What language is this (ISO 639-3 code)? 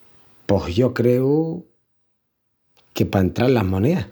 ext